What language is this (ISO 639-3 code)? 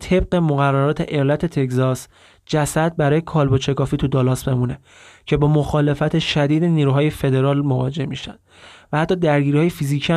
fas